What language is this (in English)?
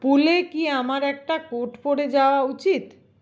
Bangla